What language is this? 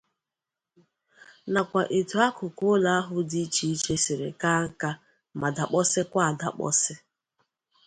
Igbo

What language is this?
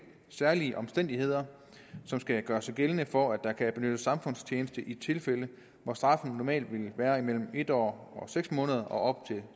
Danish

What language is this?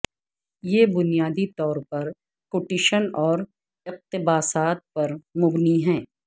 Urdu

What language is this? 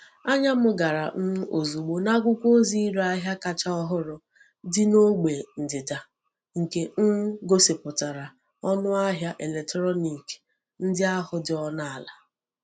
Igbo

